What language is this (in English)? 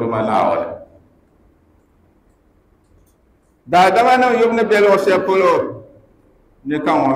Arabic